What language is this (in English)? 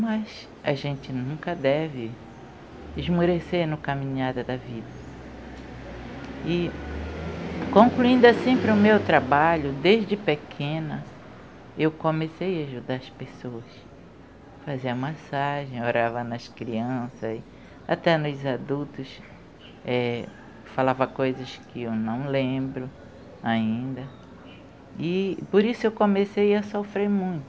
Portuguese